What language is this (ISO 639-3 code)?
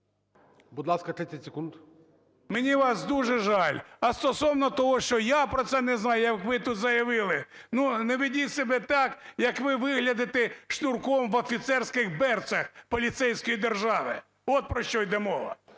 ukr